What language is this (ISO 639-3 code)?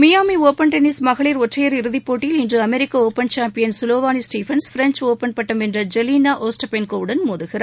tam